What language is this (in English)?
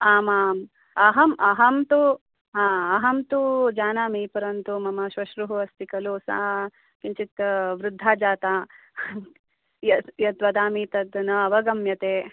Sanskrit